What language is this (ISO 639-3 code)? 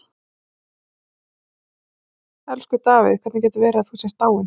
isl